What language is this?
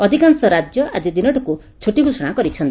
Odia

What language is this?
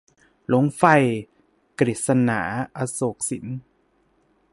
Thai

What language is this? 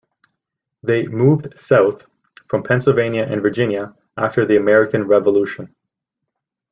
English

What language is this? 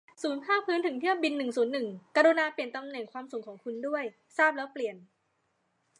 Thai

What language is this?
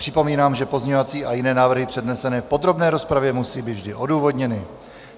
Czech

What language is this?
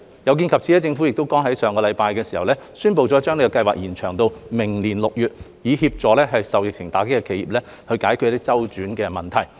Cantonese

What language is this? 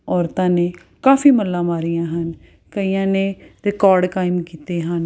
Punjabi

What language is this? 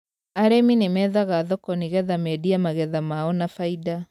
Kikuyu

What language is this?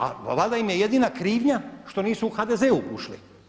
Croatian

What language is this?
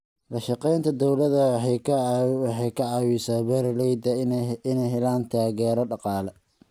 Somali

